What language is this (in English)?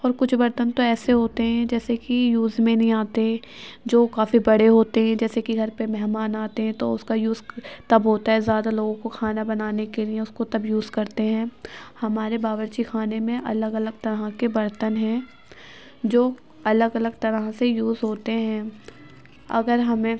Urdu